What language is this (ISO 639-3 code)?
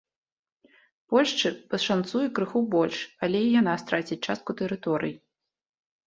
bel